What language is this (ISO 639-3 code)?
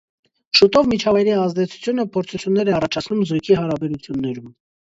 hye